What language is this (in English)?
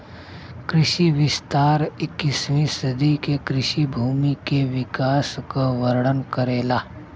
Bhojpuri